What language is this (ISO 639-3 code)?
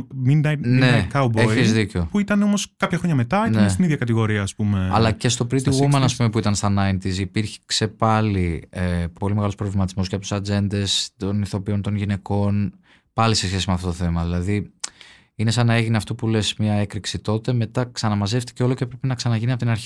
ell